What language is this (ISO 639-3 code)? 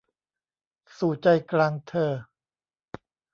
tha